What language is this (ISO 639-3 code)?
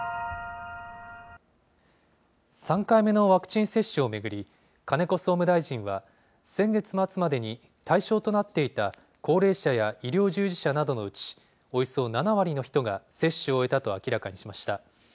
jpn